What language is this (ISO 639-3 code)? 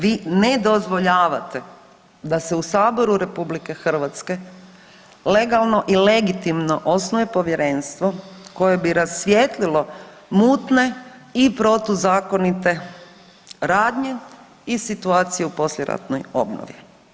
hrv